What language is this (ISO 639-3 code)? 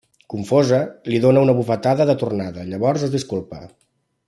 cat